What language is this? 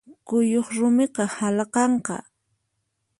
Puno Quechua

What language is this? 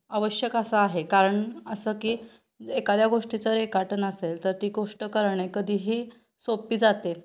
Marathi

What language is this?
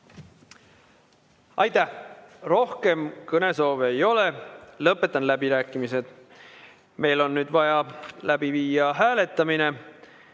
Estonian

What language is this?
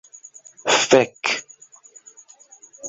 Esperanto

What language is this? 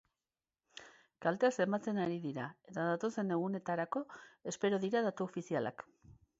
Basque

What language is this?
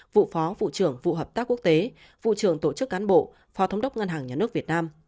Vietnamese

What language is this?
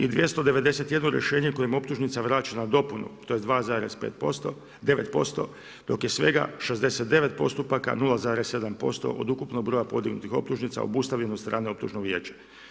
Croatian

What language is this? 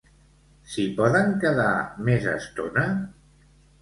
Catalan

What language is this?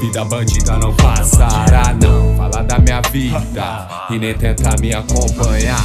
Portuguese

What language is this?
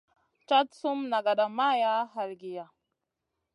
Masana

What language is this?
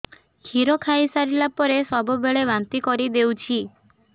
Odia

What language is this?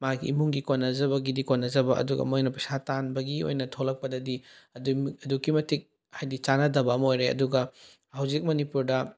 Manipuri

